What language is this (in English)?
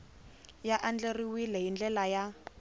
Tsonga